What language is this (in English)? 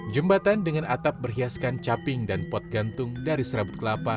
Indonesian